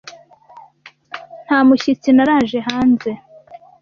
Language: Kinyarwanda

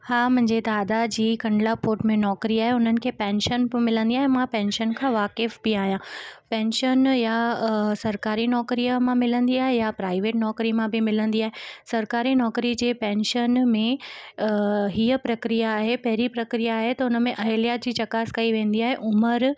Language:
Sindhi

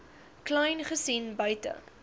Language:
Afrikaans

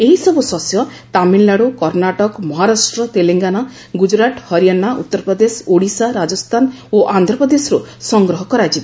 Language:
Odia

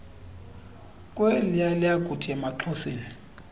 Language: Xhosa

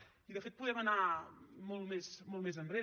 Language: Catalan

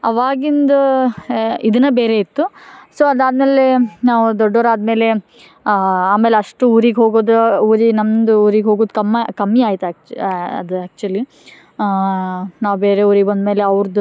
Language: Kannada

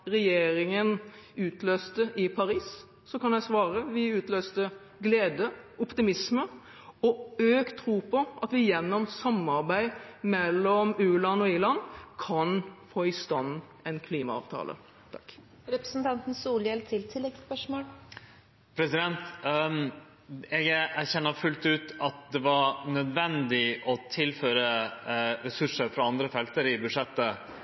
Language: Norwegian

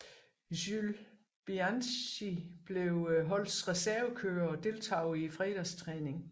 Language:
Danish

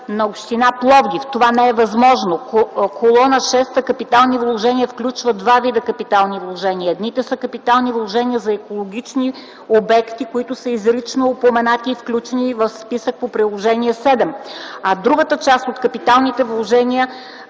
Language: Bulgarian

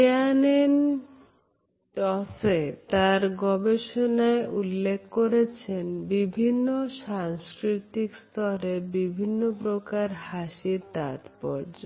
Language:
Bangla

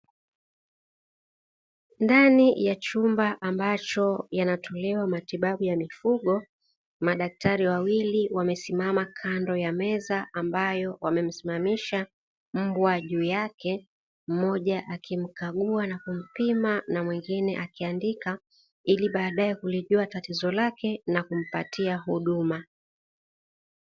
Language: Swahili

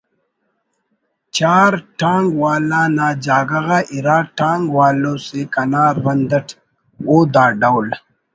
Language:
Brahui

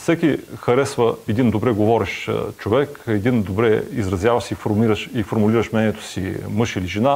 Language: Bulgarian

